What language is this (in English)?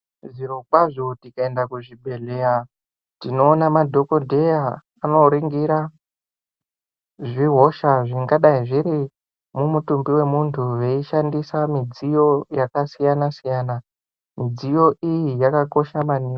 Ndau